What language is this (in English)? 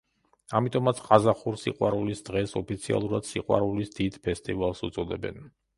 Georgian